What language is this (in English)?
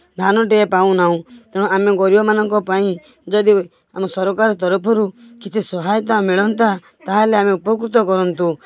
Odia